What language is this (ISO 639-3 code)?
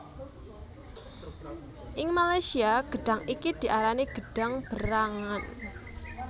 jav